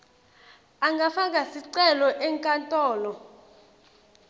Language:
Swati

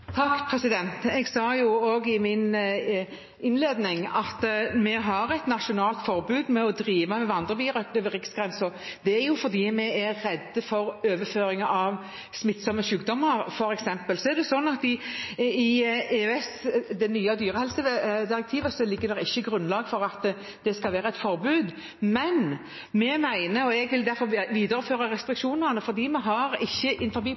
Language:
Norwegian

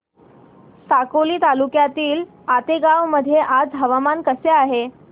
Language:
Marathi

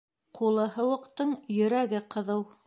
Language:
Bashkir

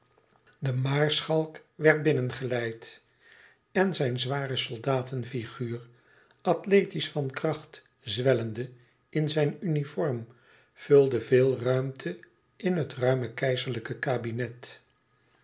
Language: Dutch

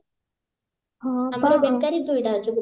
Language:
Odia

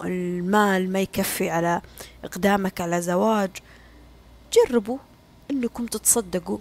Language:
Arabic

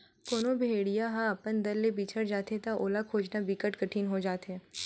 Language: Chhattisgarhi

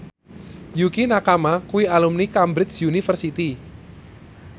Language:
Javanese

